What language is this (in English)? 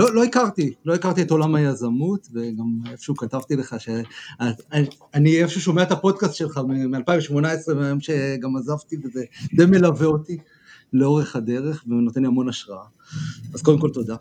Hebrew